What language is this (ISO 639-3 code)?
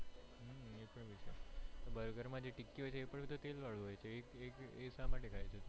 guj